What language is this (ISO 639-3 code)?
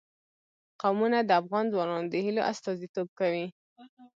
pus